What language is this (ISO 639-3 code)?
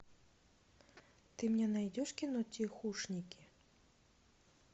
rus